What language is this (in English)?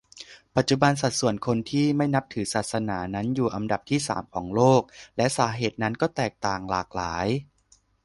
Thai